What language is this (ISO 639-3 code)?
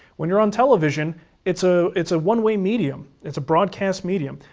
eng